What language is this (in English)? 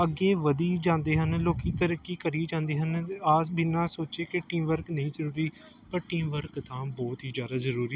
Punjabi